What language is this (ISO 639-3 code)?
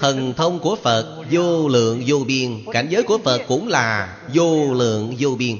vie